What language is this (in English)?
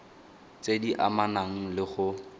Tswana